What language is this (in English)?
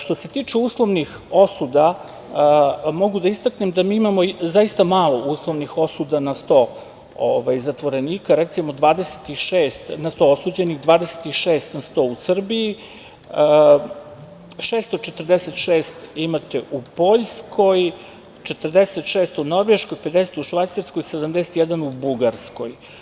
Serbian